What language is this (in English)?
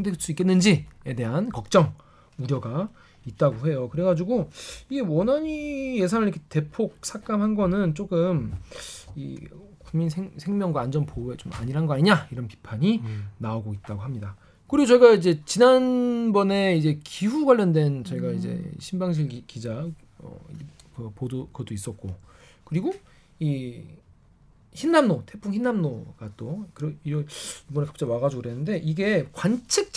Korean